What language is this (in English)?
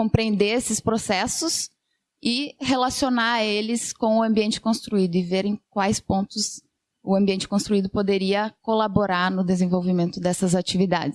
Portuguese